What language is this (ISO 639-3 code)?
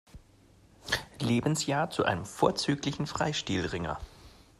deu